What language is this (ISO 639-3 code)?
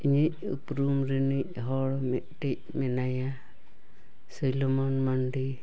sat